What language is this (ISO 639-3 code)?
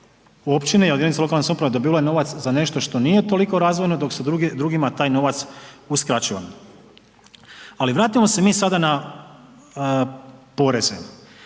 hrv